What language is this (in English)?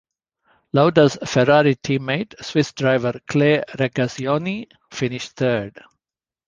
English